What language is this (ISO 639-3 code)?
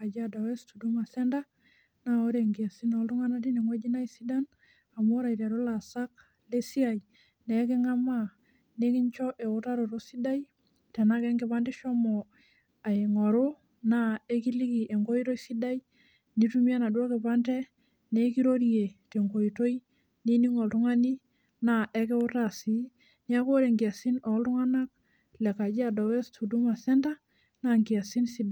mas